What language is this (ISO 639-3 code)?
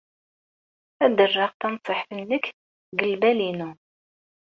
kab